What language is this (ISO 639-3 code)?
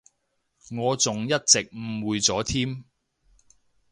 yue